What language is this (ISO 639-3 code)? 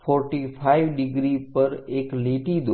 guj